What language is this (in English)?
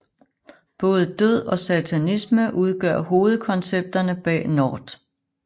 Danish